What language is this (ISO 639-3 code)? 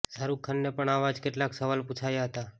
guj